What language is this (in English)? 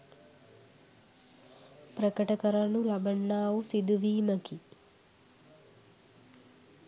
Sinhala